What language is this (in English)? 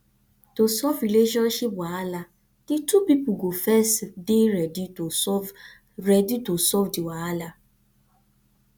Nigerian Pidgin